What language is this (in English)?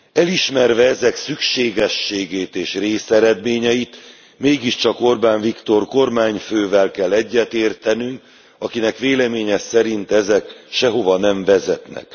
Hungarian